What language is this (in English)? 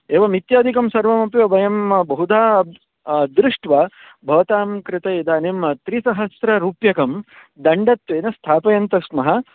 Sanskrit